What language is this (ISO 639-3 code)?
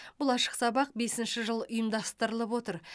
kaz